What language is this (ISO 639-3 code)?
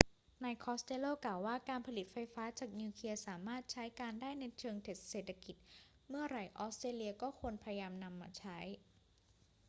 tha